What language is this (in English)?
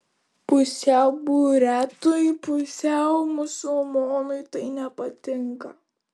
Lithuanian